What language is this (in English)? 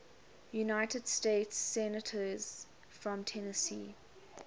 English